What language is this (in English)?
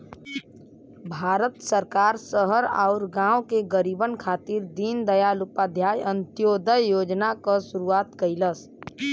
Bhojpuri